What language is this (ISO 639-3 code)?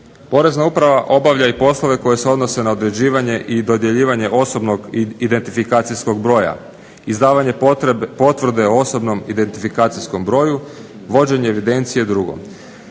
hrv